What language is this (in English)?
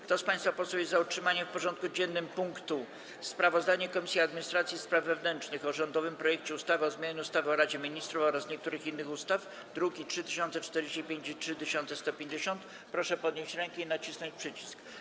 Polish